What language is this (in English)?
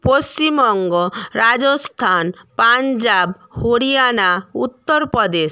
Bangla